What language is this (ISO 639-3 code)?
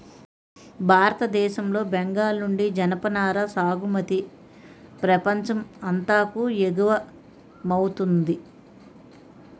tel